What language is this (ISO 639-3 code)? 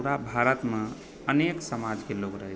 mai